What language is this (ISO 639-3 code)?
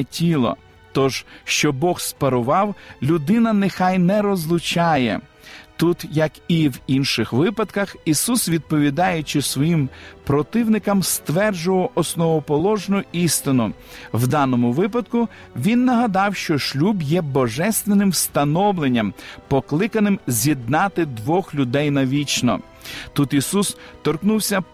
ukr